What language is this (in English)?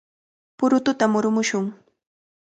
Cajatambo North Lima Quechua